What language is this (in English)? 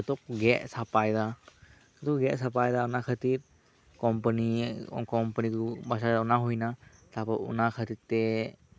Santali